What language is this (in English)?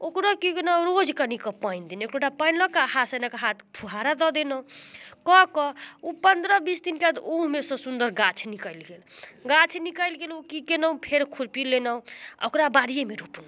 Maithili